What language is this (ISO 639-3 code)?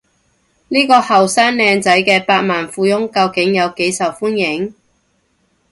yue